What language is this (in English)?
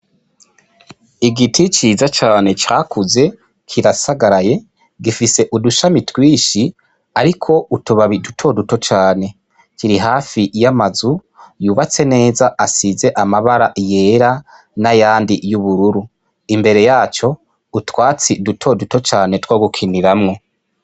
Rundi